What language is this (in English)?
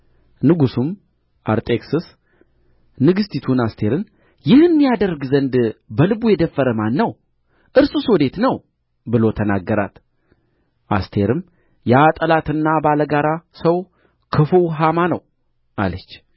Amharic